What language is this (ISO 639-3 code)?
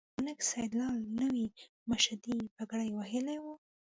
pus